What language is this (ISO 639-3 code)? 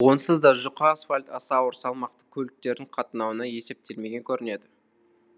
kaz